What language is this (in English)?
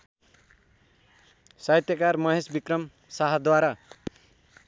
Nepali